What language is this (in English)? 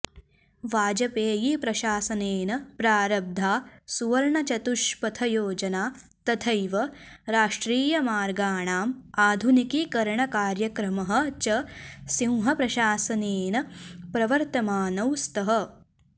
Sanskrit